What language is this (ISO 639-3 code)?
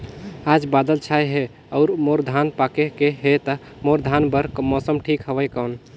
hne